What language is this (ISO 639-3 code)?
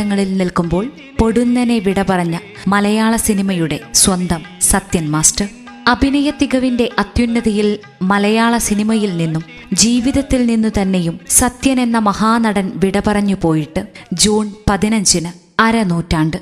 mal